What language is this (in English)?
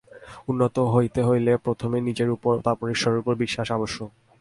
Bangla